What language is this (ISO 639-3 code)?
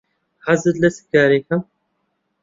ckb